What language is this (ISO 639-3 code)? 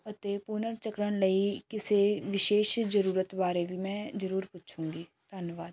pan